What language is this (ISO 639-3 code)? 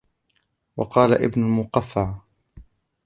ara